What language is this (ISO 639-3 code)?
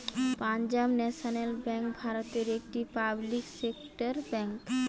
ben